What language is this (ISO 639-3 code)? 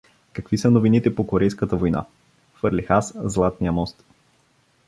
bul